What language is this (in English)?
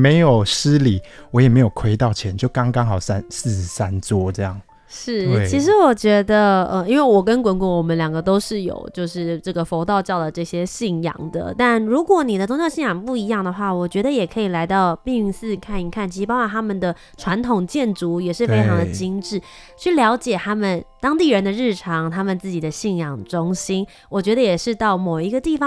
Chinese